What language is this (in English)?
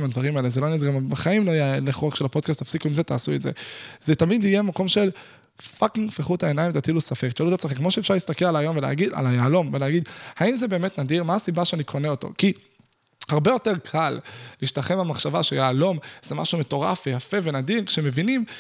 Hebrew